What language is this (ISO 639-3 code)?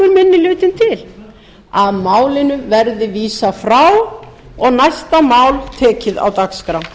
isl